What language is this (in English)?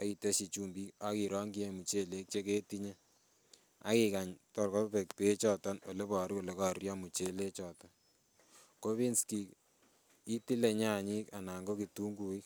Kalenjin